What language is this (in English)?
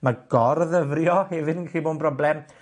Welsh